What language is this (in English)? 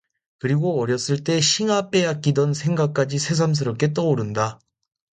Korean